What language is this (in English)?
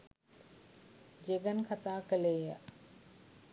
Sinhala